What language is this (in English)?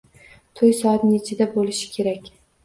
Uzbek